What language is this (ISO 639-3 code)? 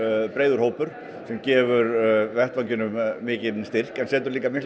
isl